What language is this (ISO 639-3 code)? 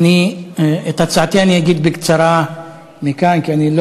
heb